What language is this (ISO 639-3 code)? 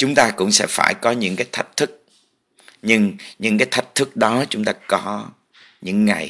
vie